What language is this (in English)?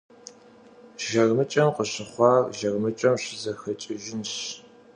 Kabardian